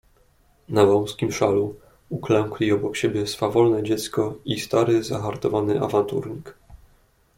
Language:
Polish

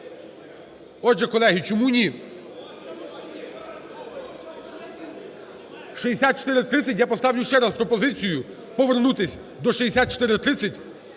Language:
Ukrainian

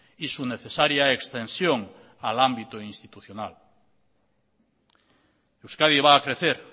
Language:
Spanish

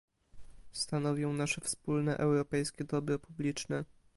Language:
Polish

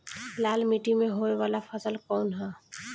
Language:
Bhojpuri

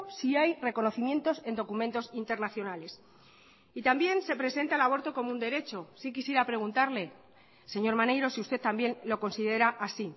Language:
Spanish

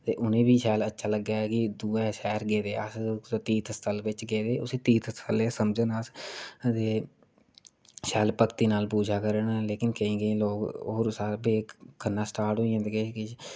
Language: Dogri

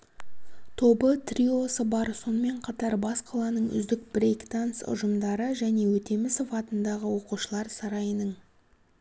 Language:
Kazakh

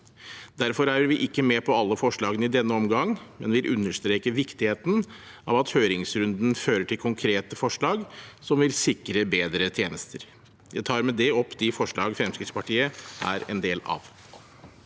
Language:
Norwegian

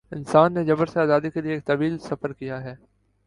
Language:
Urdu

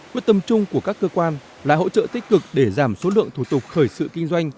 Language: Vietnamese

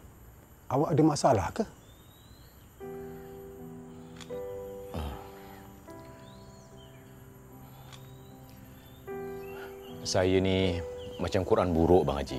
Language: Malay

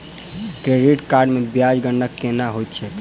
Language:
Maithili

